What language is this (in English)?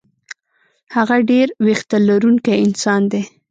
Pashto